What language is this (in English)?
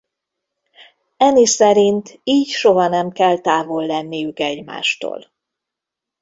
Hungarian